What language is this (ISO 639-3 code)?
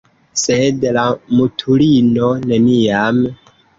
epo